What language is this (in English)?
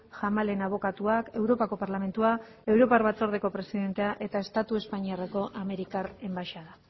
Basque